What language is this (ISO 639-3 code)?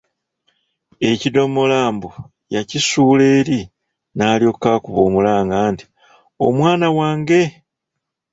lug